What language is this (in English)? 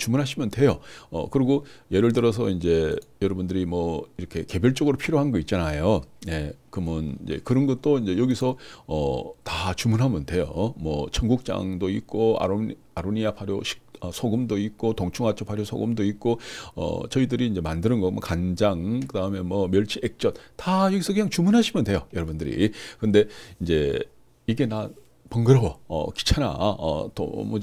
Korean